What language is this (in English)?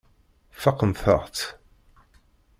Kabyle